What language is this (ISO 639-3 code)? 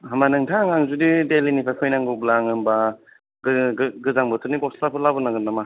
brx